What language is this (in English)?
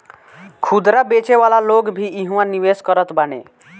Bhojpuri